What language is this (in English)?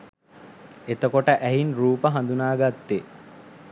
Sinhala